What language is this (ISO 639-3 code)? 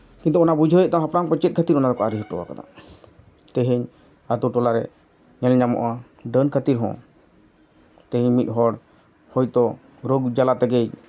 sat